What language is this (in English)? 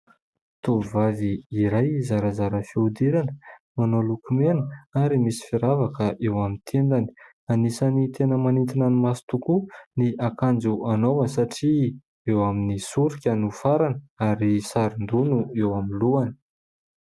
Malagasy